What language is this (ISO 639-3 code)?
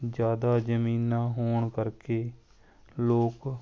pan